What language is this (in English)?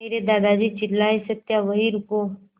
Hindi